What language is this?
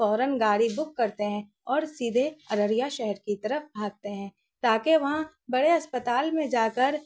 Urdu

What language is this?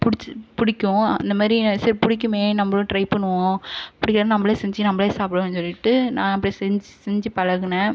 Tamil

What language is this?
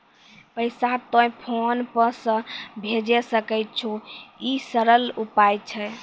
Maithili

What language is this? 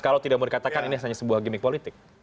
Indonesian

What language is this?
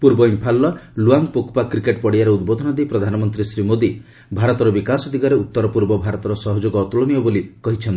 Odia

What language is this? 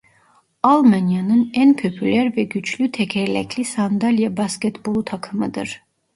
Turkish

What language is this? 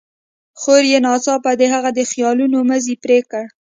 Pashto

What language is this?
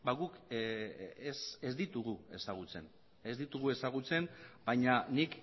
Basque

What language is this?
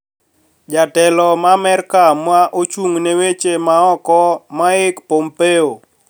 Luo (Kenya and Tanzania)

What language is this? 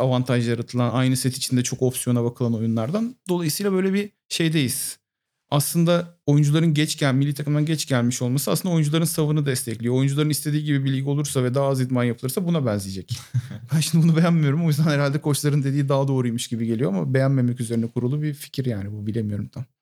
Turkish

